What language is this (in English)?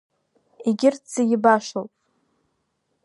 Abkhazian